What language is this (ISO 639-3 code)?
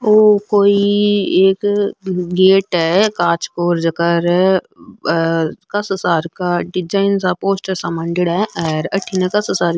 mwr